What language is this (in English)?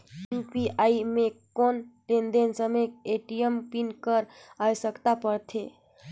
Chhattisgarhi